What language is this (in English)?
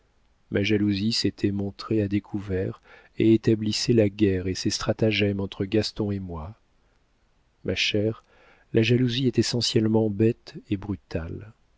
French